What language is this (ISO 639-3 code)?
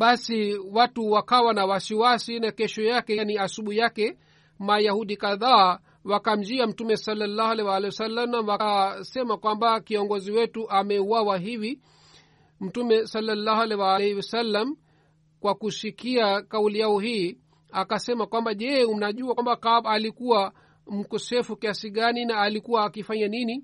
swa